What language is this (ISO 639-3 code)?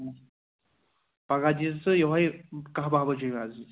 kas